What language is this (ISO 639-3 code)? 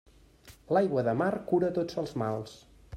cat